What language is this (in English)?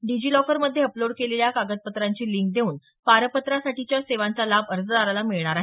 Marathi